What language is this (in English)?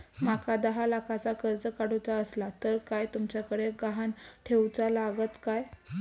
Marathi